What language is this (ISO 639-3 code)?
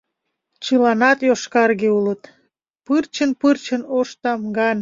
chm